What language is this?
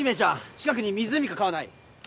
Japanese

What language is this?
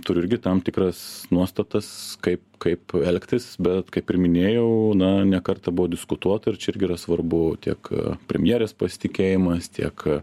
Lithuanian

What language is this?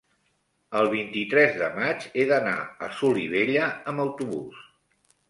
Catalan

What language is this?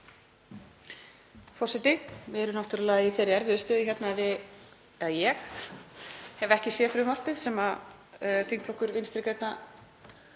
Icelandic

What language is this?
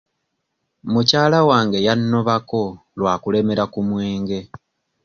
Ganda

